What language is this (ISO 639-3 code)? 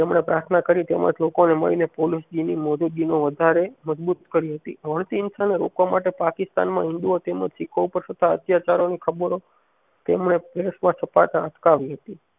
guj